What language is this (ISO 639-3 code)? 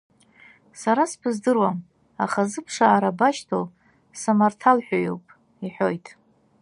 abk